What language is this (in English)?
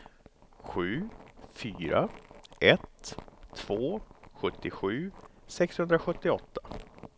Swedish